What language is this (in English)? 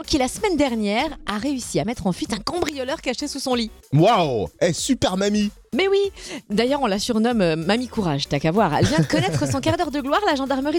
French